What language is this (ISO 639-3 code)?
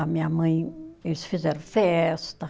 por